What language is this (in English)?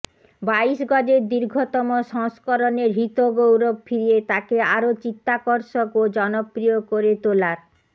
Bangla